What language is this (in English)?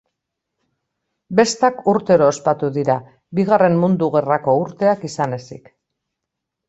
Basque